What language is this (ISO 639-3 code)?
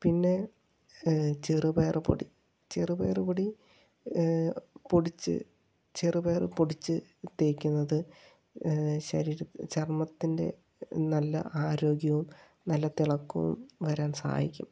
mal